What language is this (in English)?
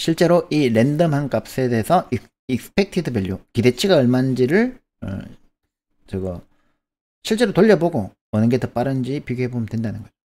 Korean